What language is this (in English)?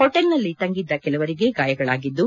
Kannada